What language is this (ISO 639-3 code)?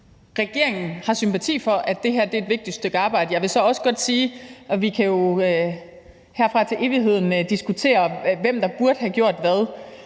dan